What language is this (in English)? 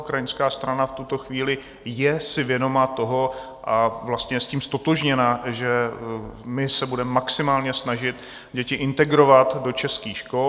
Czech